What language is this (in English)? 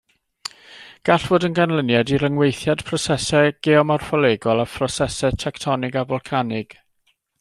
Welsh